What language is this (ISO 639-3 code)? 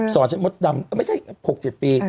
tha